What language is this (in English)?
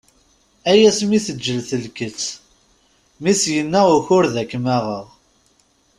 Kabyle